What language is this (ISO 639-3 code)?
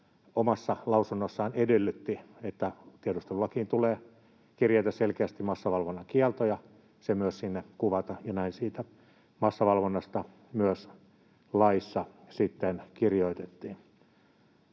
fin